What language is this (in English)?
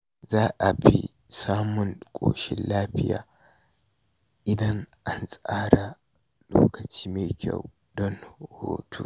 Hausa